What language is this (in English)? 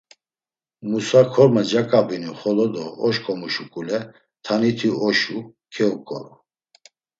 Laz